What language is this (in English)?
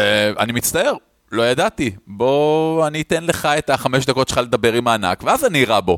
Hebrew